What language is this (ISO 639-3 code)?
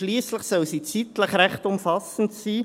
gsw